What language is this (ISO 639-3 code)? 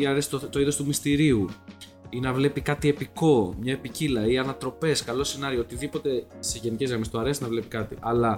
ell